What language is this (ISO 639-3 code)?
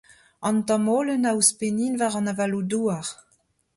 bre